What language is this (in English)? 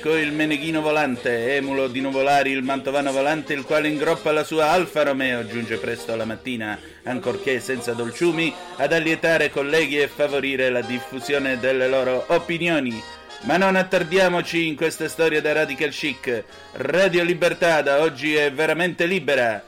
Italian